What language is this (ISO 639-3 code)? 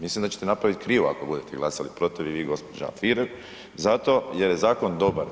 hrv